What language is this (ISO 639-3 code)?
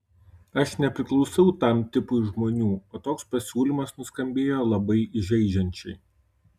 lit